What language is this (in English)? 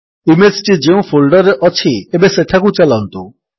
Odia